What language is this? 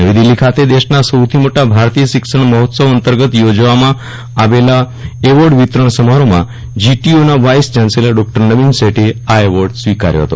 Gujarati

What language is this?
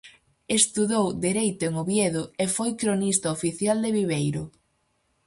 Galician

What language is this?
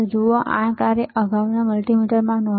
Gujarati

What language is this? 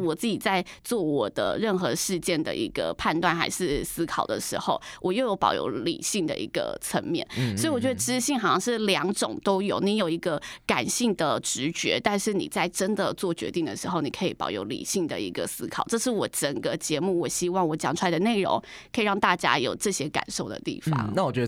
Chinese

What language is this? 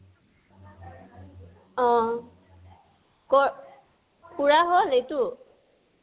Assamese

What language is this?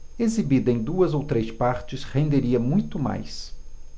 Portuguese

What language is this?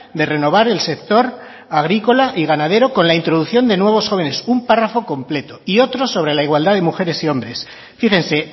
Spanish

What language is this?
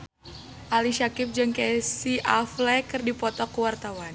Sundanese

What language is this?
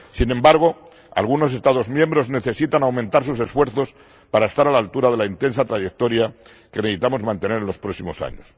Spanish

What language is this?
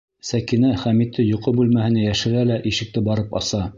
Bashkir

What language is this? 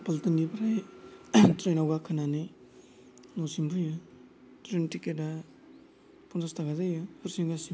Bodo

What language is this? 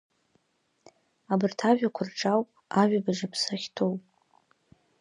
Abkhazian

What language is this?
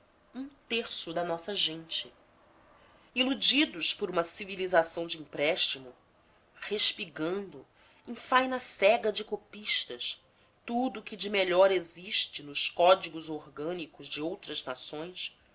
Portuguese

